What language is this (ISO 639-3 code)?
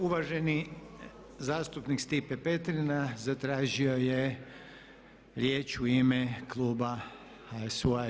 hrv